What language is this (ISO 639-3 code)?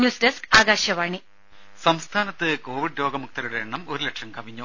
mal